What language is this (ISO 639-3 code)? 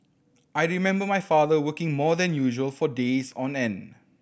eng